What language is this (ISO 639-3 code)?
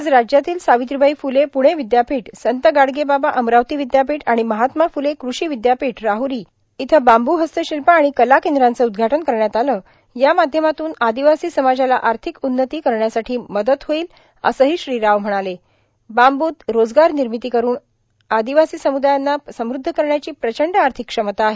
mar